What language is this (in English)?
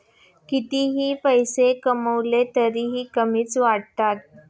Marathi